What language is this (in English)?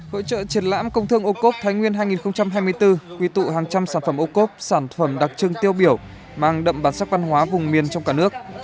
Vietnamese